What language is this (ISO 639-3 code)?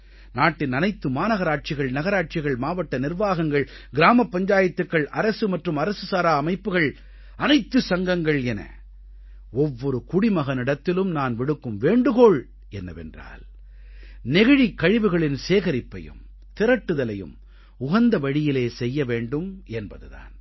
tam